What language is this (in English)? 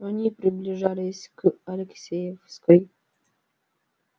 Russian